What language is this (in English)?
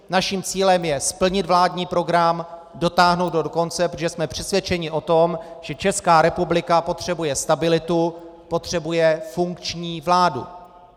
Czech